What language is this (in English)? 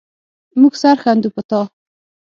Pashto